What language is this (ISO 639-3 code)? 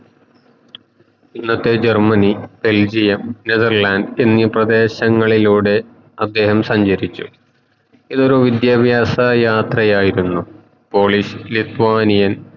mal